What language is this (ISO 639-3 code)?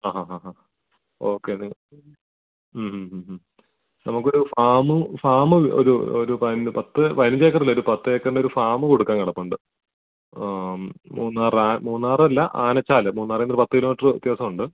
mal